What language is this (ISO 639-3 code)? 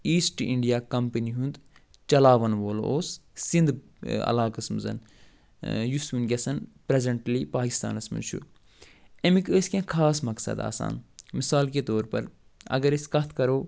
kas